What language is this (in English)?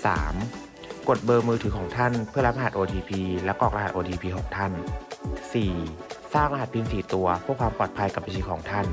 Thai